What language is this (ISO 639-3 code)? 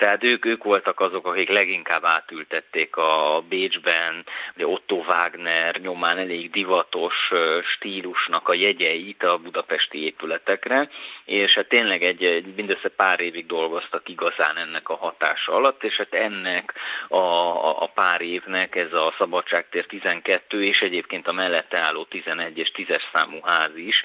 hun